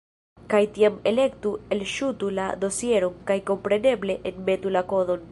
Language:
Esperanto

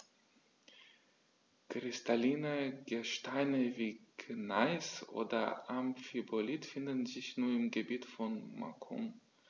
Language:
German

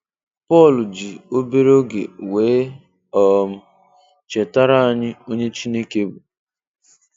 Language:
Igbo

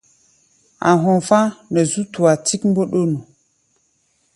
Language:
Gbaya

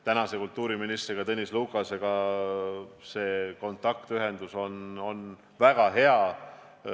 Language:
Estonian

